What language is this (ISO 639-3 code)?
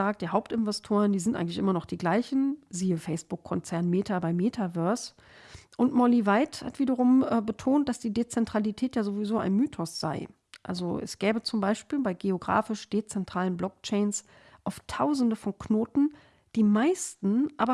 deu